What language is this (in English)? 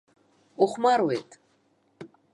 Abkhazian